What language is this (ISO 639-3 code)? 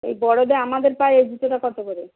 ben